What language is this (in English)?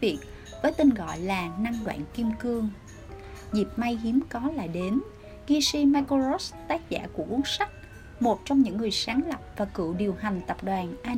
Vietnamese